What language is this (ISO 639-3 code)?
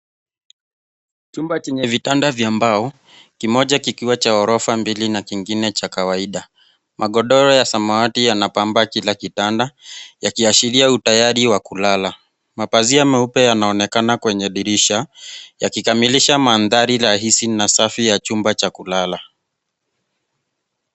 swa